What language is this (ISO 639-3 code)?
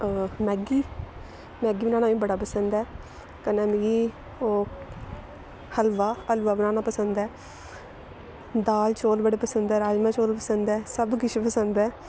doi